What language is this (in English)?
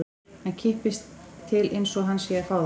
Icelandic